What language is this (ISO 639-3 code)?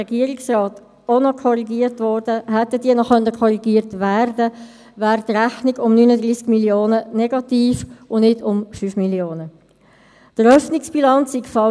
gsw